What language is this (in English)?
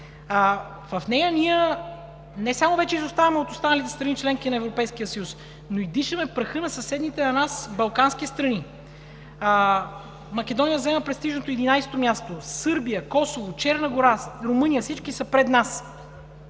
Bulgarian